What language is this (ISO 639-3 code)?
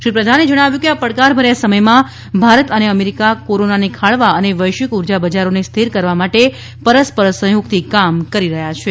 guj